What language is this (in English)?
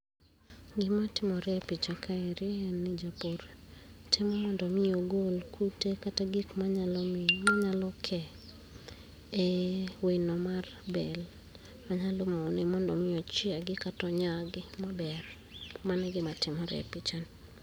Luo (Kenya and Tanzania)